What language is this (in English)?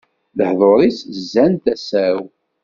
Kabyle